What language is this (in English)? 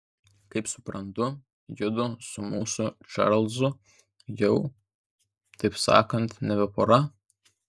Lithuanian